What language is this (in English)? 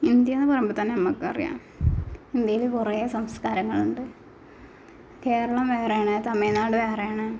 Malayalam